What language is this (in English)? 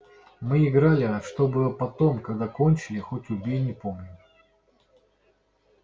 Russian